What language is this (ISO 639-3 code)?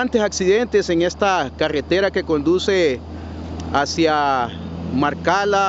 spa